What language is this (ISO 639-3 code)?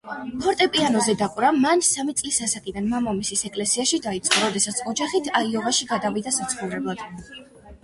kat